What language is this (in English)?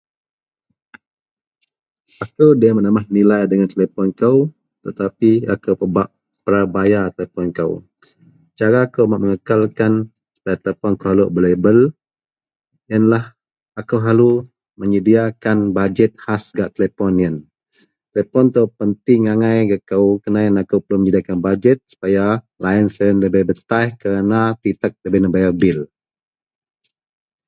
Central Melanau